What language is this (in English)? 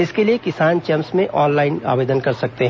Hindi